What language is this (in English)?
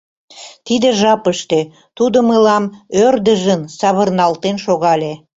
Mari